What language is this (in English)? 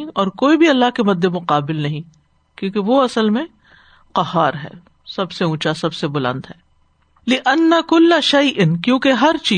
Urdu